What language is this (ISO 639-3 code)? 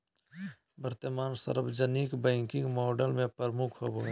mag